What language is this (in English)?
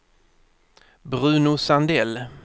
Swedish